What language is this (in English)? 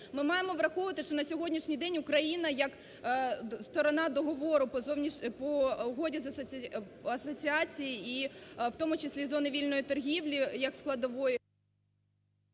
Ukrainian